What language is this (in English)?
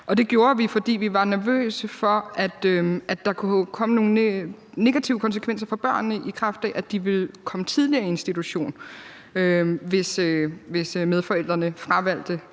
Danish